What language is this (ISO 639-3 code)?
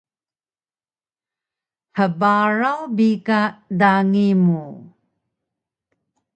trv